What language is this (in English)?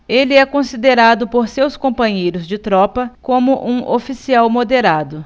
Portuguese